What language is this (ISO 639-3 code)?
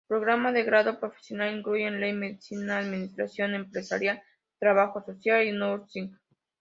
spa